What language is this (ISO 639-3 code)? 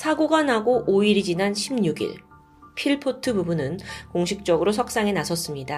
kor